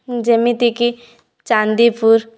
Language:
Odia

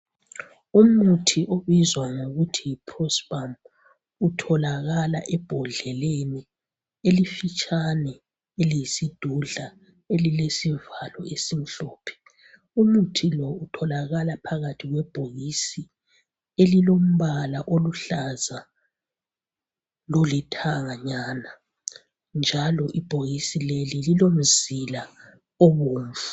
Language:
North Ndebele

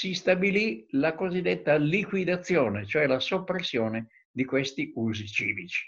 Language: Italian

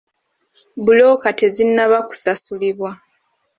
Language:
Ganda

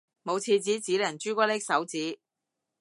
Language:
Cantonese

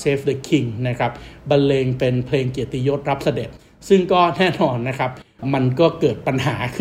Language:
Thai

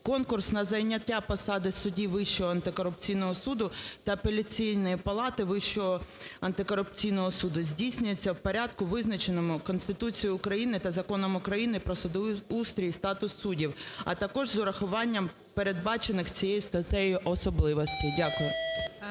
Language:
Ukrainian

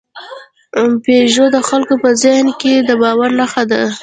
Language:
Pashto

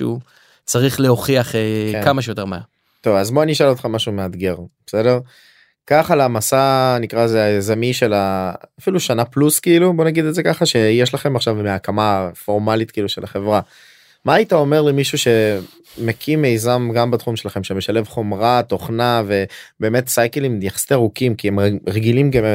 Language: Hebrew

